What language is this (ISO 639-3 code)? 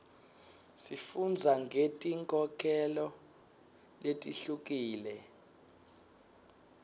ssw